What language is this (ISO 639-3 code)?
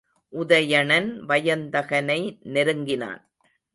tam